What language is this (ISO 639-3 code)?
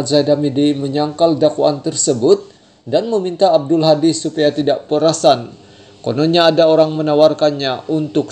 ind